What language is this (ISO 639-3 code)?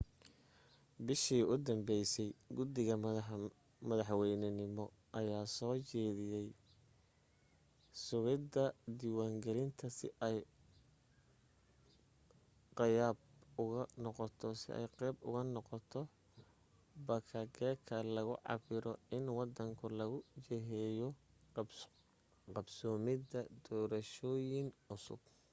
som